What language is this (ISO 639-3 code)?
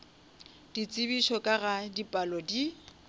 nso